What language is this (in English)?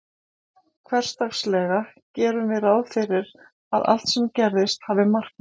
Icelandic